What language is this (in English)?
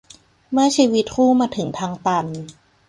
Thai